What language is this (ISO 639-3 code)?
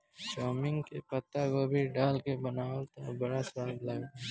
bho